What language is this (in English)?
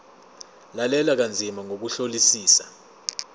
Zulu